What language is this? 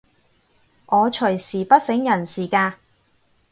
Cantonese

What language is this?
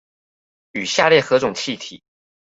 Chinese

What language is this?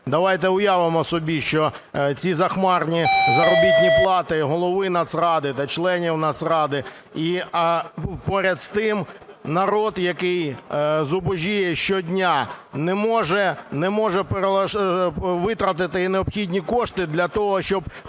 Ukrainian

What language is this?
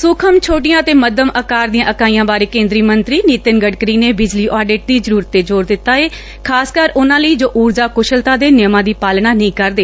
Punjabi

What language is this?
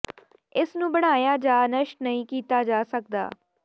Punjabi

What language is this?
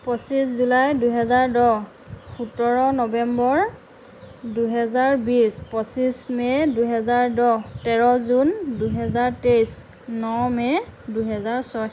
Assamese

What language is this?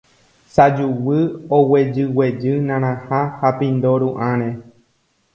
Guarani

